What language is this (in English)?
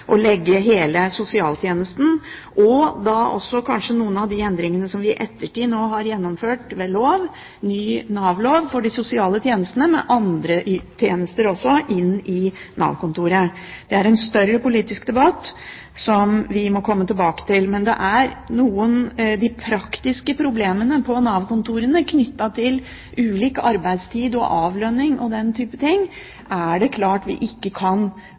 Norwegian Bokmål